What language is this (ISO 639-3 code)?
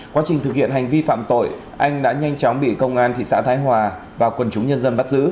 vie